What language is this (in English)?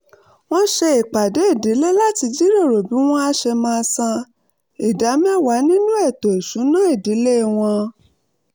Yoruba